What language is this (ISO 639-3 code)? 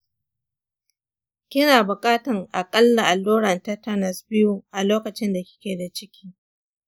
hau